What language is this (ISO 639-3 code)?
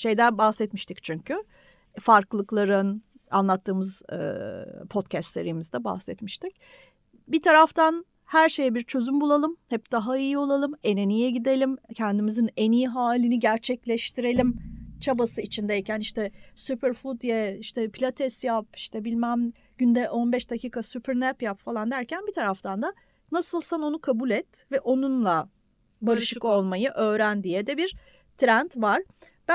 tur